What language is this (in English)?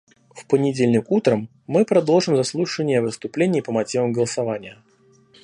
Russian